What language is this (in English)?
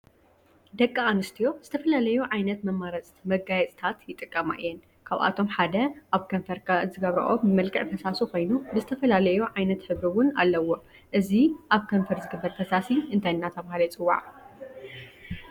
Tigrinya